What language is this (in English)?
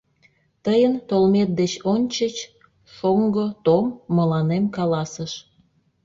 Mari